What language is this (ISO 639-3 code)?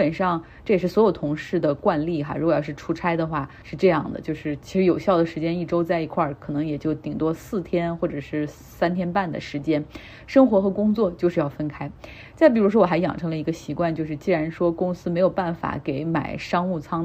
zho